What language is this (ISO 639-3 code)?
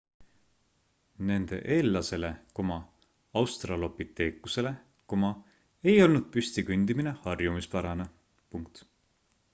est